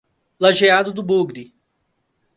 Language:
Portuguese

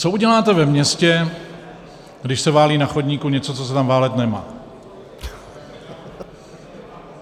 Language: Czech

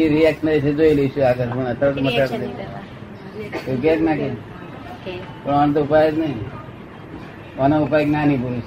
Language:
Gujarati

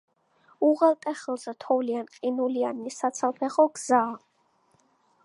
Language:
Georgian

